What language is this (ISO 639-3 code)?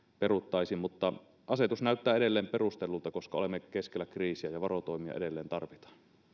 fin